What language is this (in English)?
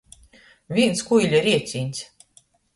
Latgalian